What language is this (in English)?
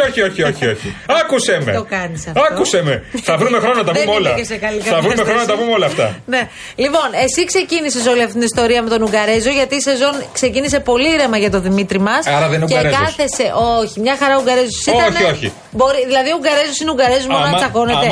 Greek